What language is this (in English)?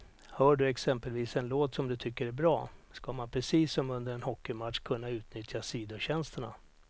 Swedish